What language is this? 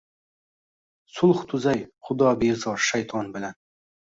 Uzbek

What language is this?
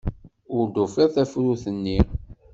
Kabyle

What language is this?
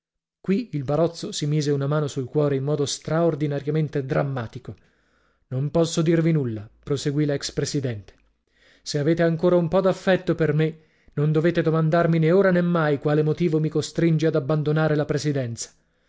Italian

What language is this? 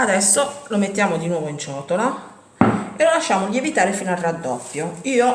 Italian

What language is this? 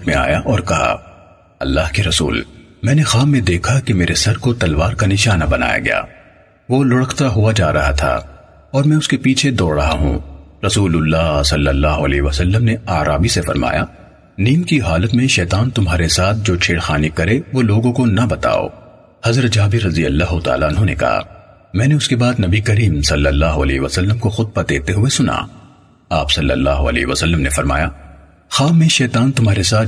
Urdu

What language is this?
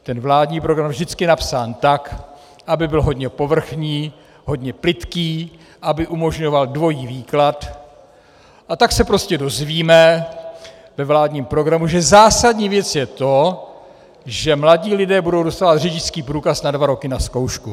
Czech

